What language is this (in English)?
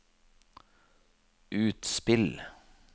Norwegian